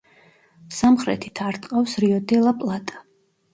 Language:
Georgian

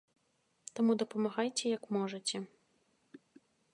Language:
Belarusian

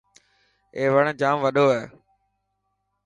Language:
Dhatki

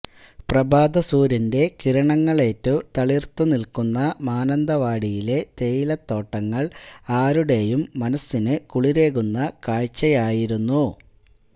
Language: Malayalam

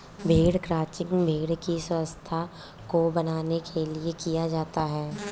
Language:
Hindi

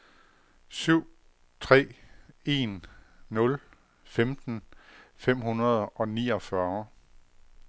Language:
Danish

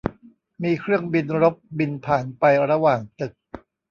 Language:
Thai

